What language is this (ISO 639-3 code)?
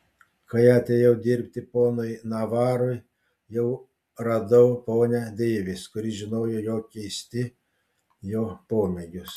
lit